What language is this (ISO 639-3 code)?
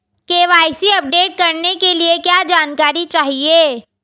hin